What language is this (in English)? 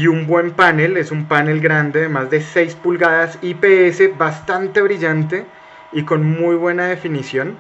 Spanish